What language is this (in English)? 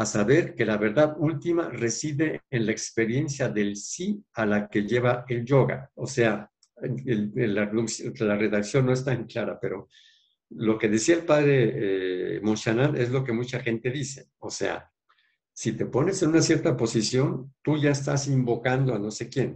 Spanish